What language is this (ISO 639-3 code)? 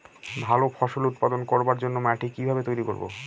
ben